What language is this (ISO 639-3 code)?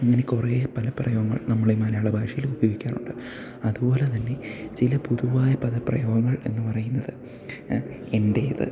mal